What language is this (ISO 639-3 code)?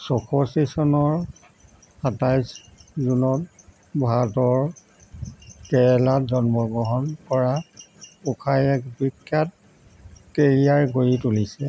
asm